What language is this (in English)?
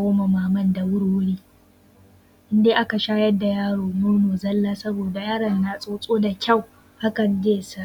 Hausa